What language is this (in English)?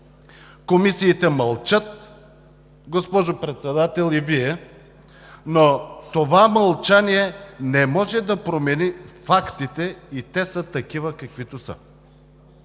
Bulgarian